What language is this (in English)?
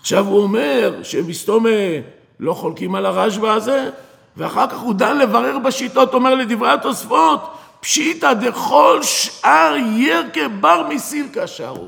Hebrew